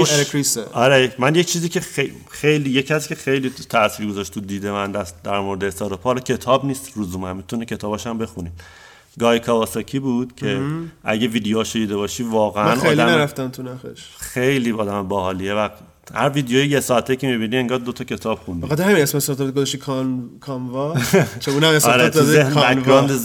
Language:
Persian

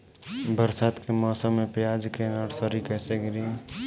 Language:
Bhojpuri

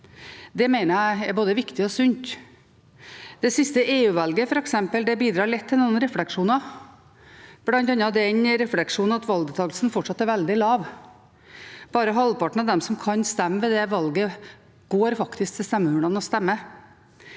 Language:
Norwegian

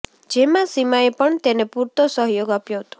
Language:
Gujarati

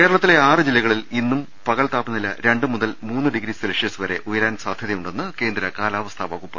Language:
Malayalam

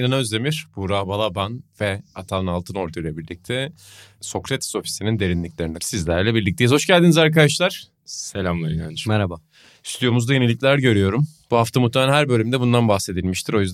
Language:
Turkish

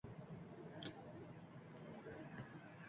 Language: Uzbek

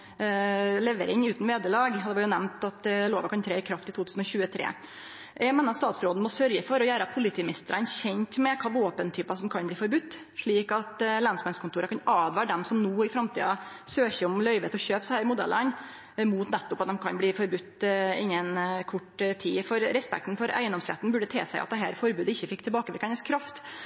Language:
Norwegian Nynorsk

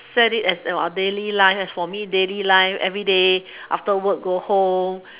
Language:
English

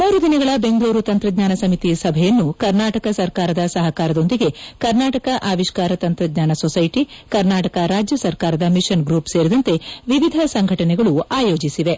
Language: Kannada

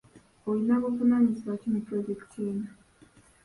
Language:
Ganda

